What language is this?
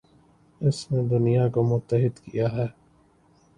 Urdu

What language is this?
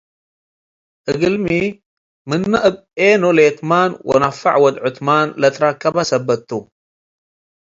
Tigre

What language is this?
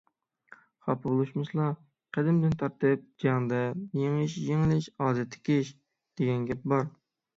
Uyghur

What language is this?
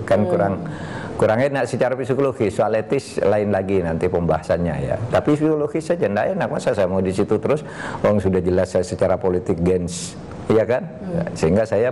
Indonesian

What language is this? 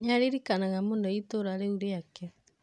Kikuyu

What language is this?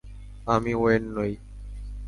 Bangla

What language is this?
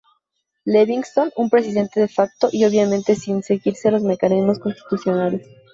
Spanish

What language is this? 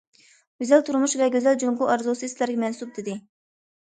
Uyghur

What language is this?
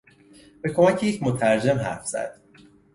Persian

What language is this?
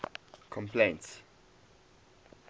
English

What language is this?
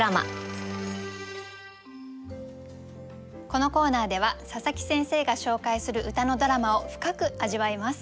Japanese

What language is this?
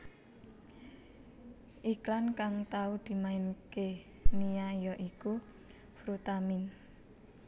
Javanese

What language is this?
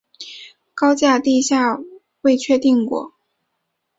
Chinese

